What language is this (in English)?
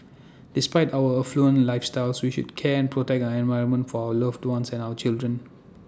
English